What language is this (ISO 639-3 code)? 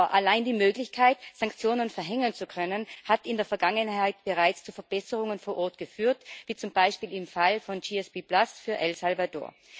deu